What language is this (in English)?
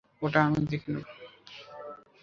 Bangla